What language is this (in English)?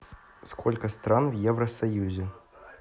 Russian